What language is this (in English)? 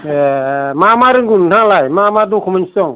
Bodo